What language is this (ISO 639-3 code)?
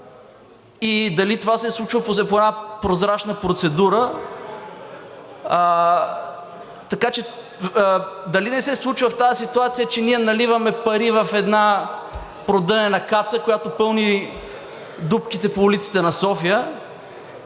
bul